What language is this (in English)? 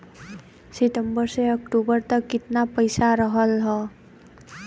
Bhojpuri